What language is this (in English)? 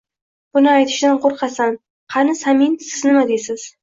Uzbek